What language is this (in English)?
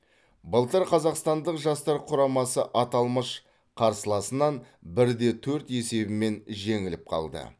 Kazakh